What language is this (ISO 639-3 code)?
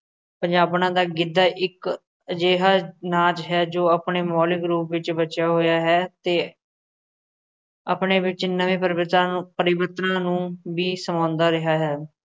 pan